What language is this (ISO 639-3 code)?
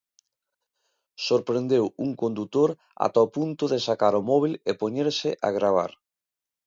glg